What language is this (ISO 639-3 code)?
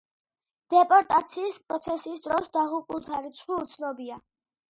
kat